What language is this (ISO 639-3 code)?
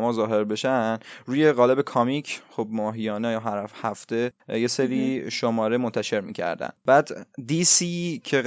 fas